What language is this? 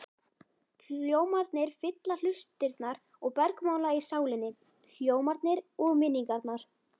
Icelandic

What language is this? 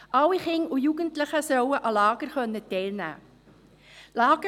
Swiss German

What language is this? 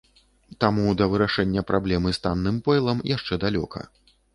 Belarusian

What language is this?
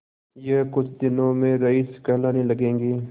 Hindi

